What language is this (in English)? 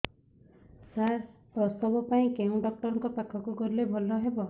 Odia